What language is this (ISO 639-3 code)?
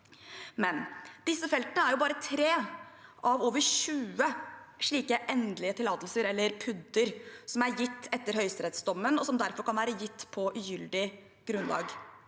nor